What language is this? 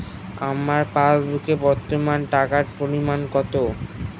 Bangla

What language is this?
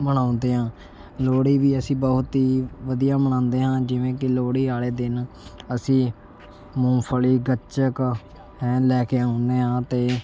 Punjabi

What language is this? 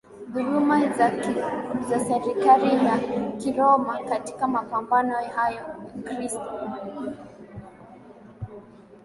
Swahili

